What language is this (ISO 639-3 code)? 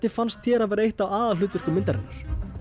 isl